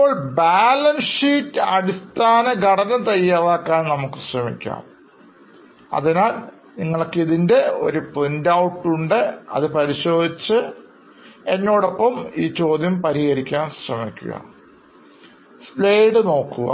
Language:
Malayalam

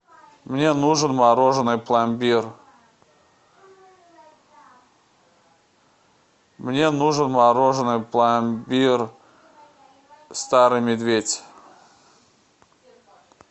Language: Russian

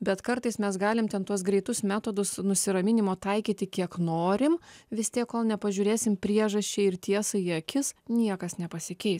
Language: Lithuanian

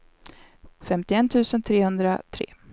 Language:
Swedish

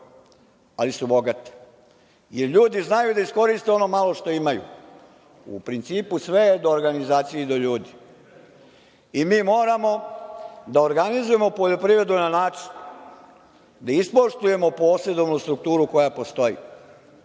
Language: Serbian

